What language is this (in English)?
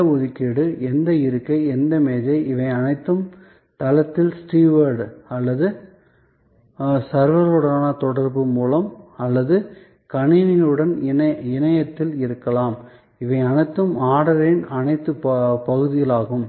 Tamil